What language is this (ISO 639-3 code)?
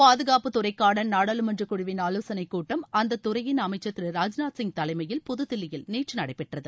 tam